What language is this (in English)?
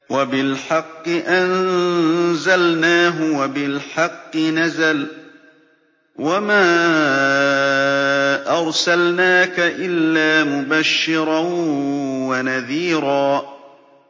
Arabic